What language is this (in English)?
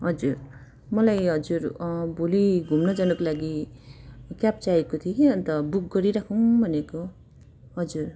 Nepali